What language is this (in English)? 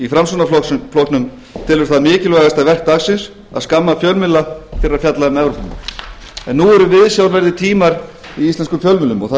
Icelandic